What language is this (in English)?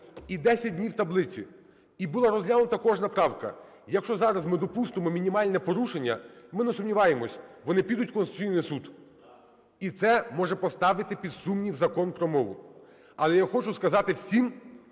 Ukrainian